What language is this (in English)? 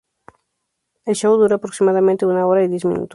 Spanish